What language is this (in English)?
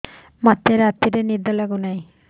Odia